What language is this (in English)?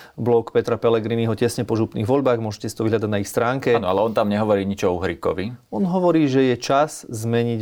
Slovak